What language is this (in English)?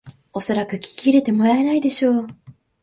Japanese